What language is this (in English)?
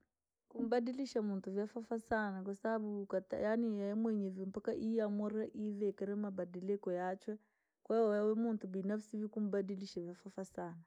Langi